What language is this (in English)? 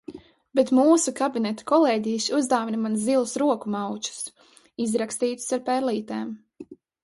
Latvian